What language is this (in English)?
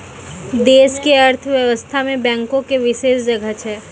Maithili